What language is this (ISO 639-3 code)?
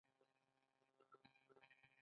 pus